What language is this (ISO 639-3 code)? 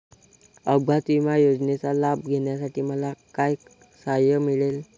mar